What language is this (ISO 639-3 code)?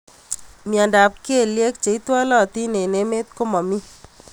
kln